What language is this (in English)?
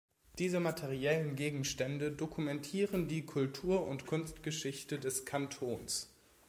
German